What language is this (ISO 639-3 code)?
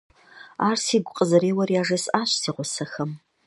kbd